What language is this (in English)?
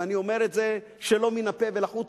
Hebrew